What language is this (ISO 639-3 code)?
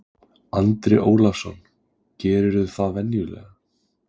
isl